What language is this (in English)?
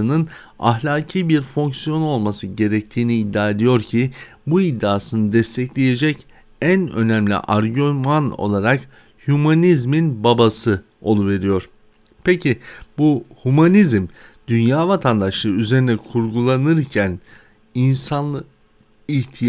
Turkish